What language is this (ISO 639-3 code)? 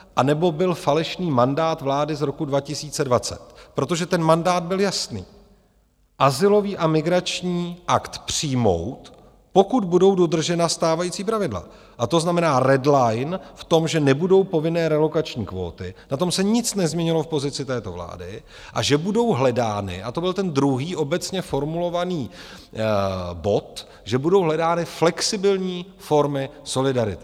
ces